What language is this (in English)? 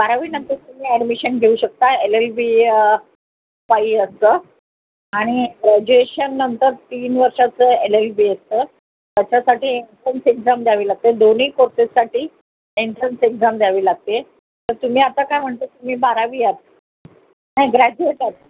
Marathi